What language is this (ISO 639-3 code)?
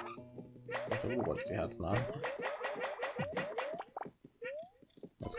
deu